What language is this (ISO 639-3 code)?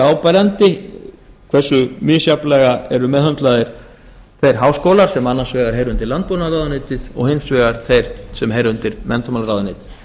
isl